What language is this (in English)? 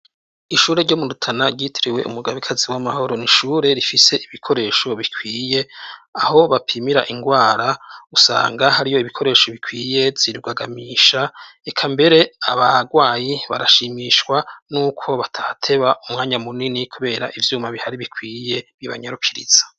Rundi